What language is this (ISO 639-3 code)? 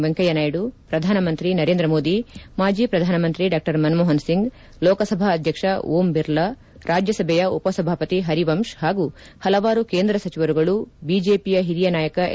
kan